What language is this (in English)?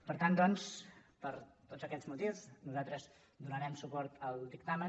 Catalan